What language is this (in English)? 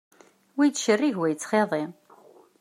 Kabyle